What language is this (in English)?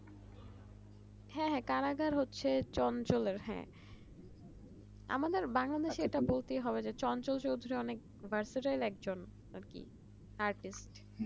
Bangla